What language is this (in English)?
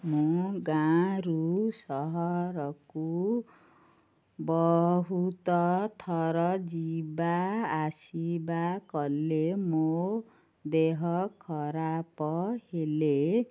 Odia